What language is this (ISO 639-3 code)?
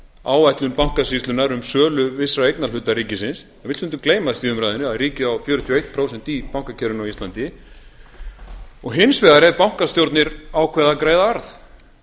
isl